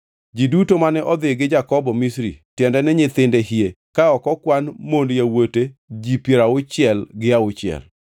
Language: Luo (Kenya and Tanzania)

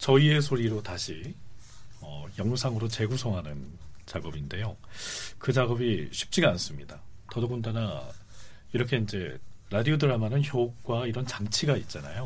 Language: Korean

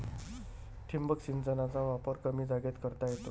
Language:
Marathi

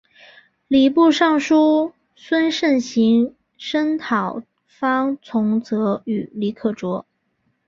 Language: Chinese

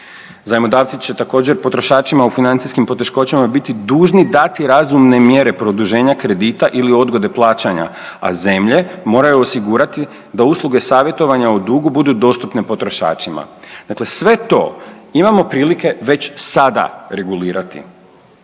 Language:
Croatian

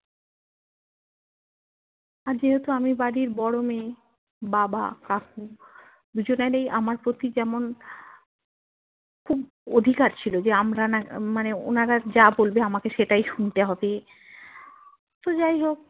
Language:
Bangla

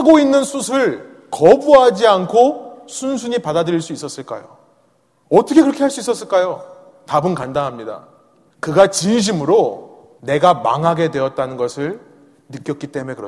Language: Korean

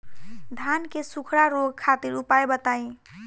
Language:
Bhojpuri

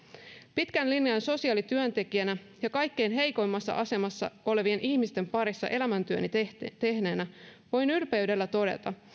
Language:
Finnish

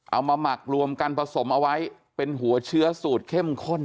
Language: Thai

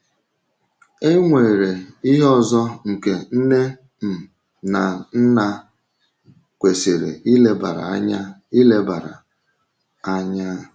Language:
Igbo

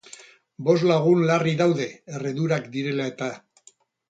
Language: Basque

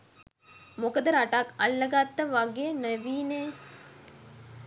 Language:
Sinhala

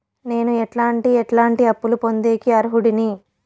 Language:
Telugu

